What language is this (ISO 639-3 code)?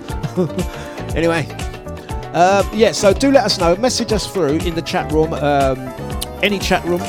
eng